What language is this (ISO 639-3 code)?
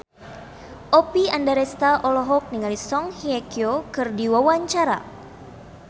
sun